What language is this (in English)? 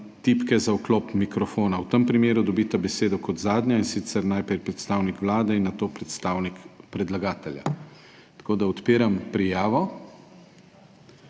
Slovenian